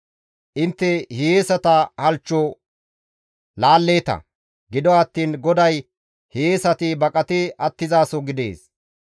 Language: Gamo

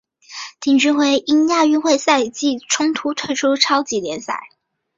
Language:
Chinese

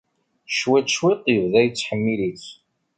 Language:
Kabyle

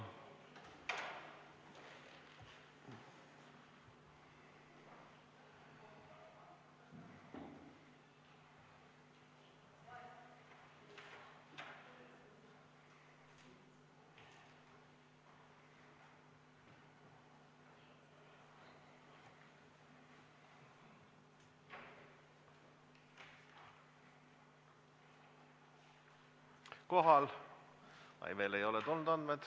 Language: Estonian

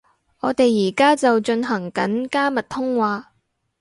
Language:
Cantonese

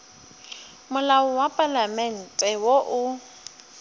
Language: Northern Sotho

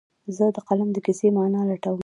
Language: Pashto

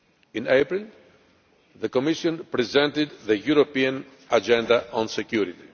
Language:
English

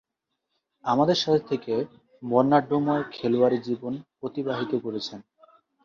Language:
Bangla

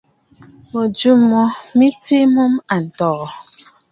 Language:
Bafut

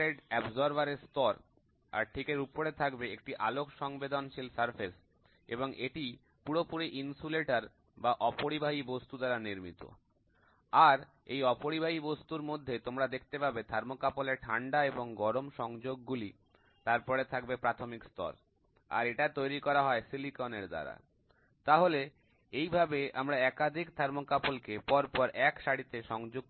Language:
Bangla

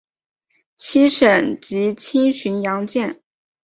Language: Chinese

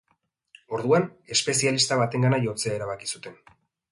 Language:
Basque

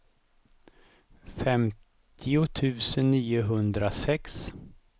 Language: Swedish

